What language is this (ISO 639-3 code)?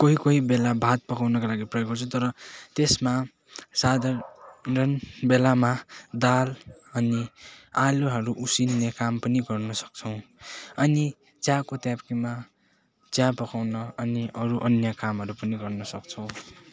nep